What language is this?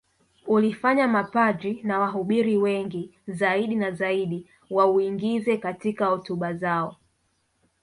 Swahili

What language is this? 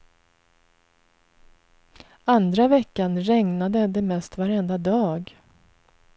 Swedish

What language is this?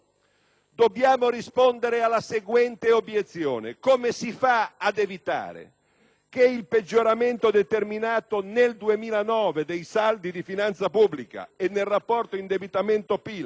Italian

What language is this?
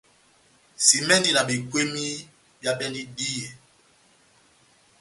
Batanga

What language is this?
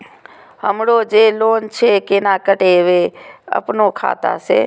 Maithili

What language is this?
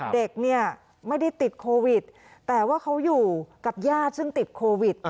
Thai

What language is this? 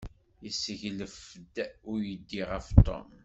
Kabyle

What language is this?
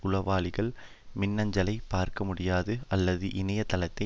Tamil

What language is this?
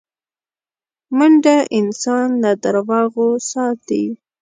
Pashto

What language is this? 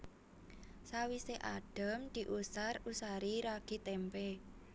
Javanese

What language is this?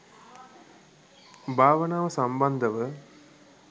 Sinhala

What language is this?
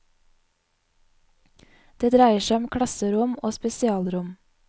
Norwegian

